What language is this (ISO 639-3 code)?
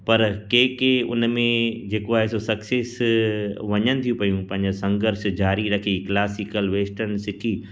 snd